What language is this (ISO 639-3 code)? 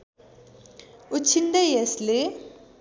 nep